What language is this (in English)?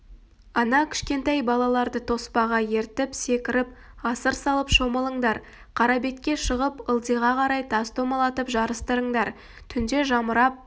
Kazakh